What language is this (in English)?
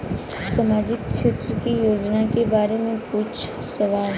Bhojpuri